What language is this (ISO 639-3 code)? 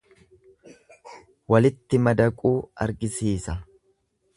orm